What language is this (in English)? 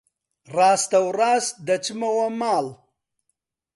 Central Kurdish